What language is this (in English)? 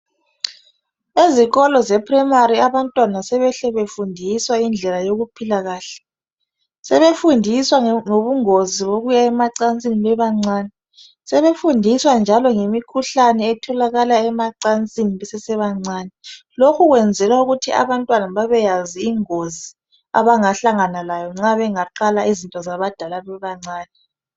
North Ndebele